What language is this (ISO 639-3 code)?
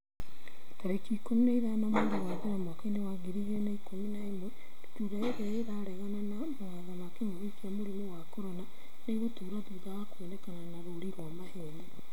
kik